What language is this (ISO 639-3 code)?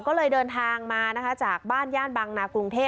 tha